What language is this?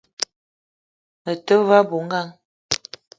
Eton (Cameroon)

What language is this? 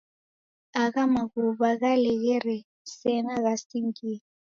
Taita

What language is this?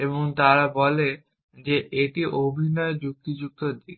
Bangla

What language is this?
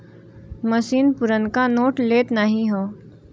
Bhojpuri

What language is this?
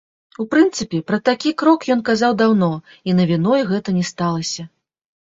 Belarusian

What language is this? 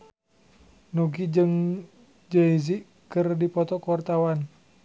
Sundanese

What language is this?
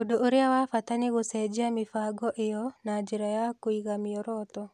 Kikuyu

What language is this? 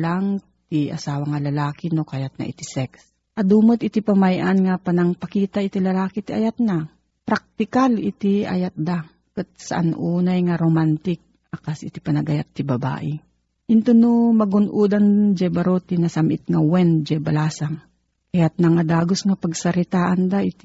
Filipino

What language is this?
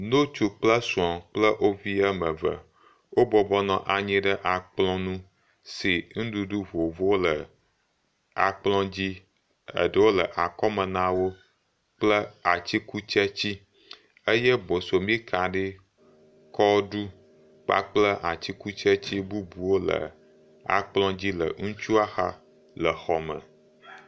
Ewe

